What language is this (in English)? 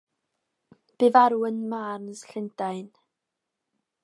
Welsh